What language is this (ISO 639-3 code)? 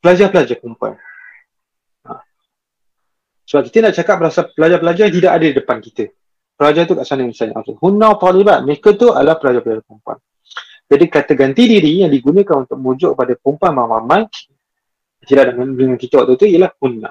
msa